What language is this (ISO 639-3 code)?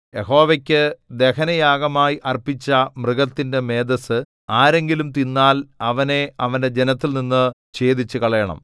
mal